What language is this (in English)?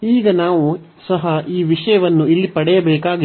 Kannada